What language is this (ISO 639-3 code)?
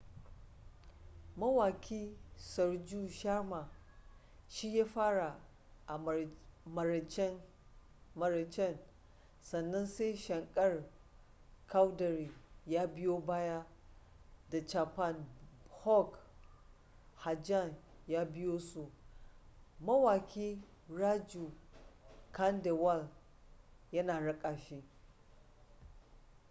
hau